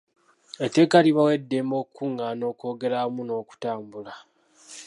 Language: Ganda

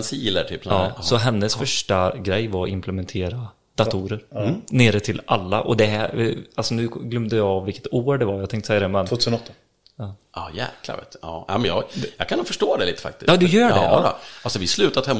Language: Swedish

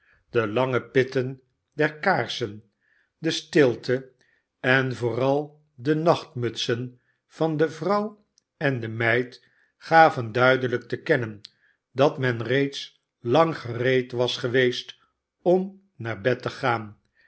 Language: Dutch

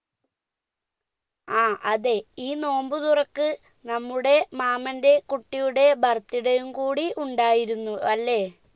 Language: Malayalam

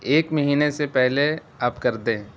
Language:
Urdu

